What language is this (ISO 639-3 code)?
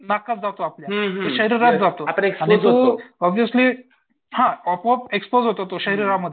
mar